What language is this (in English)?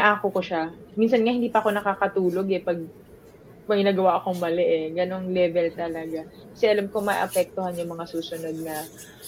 Filipino